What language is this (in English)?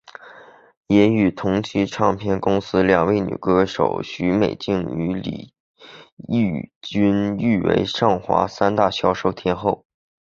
Chinese